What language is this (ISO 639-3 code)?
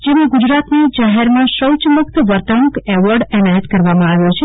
guj